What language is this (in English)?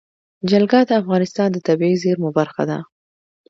Pashto